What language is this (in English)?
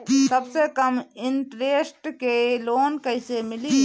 Bhojpuri